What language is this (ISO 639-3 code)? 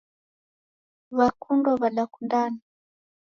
dav